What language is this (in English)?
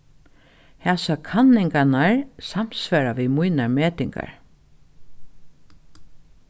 Faroese